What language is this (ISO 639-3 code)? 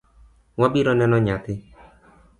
luo